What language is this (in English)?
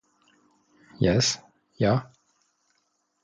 Esperanto